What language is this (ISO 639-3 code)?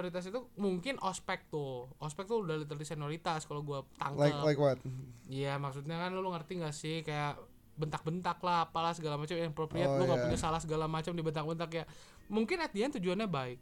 ind